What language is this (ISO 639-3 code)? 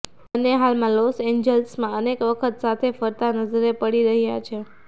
guj